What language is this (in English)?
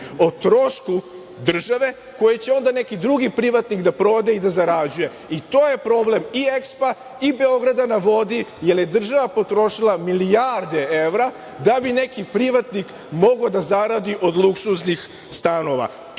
Serbian